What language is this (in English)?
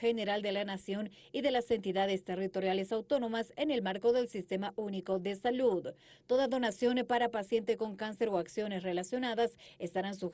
Spanish